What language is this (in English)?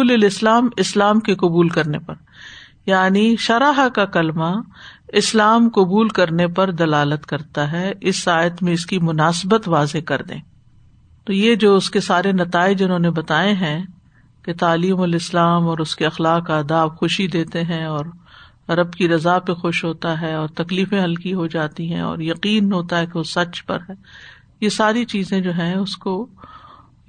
Urdu